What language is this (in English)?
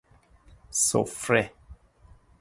Persian